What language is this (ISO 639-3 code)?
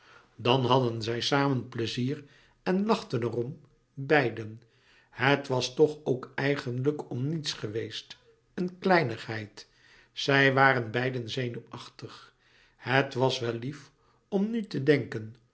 nld